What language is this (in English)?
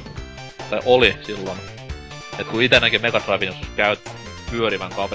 Finnish